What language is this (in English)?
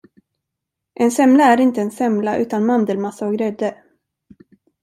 Swedish